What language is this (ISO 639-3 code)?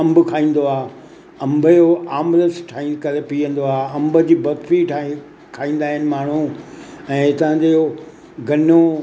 snd